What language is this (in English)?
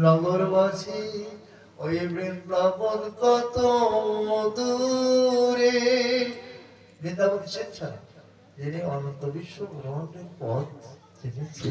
Korean